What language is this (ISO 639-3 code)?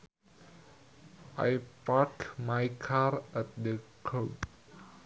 sun